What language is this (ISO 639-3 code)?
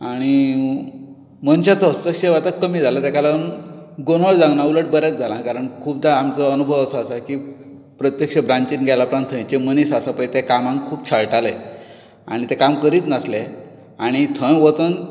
kok